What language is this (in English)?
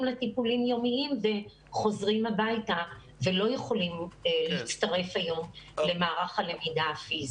Hebrew